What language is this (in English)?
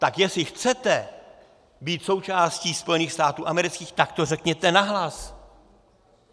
Czech